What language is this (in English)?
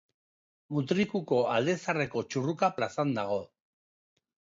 Basque